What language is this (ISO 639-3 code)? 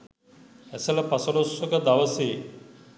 sin